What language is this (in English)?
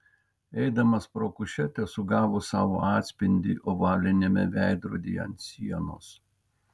Lithuanian